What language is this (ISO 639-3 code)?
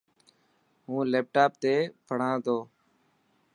mki